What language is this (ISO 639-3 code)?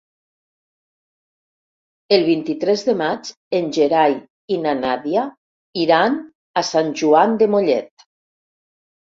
cat